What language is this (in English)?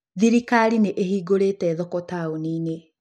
Kikuyu